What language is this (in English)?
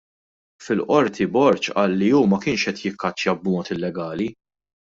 Maltese